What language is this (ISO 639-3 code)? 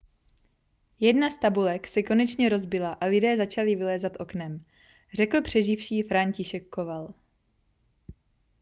ces